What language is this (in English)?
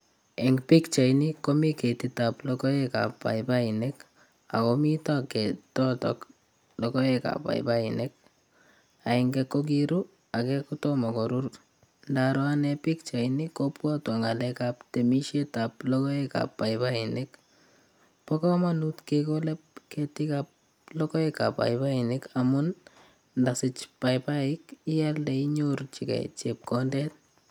Kalenjin